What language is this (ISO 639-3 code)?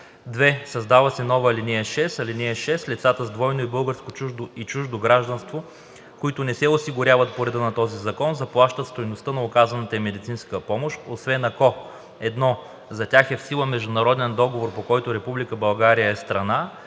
bul